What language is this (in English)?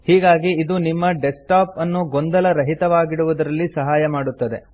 Kannada